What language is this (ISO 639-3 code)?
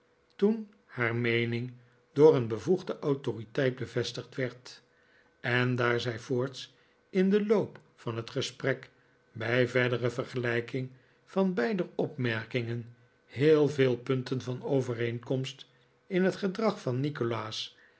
nld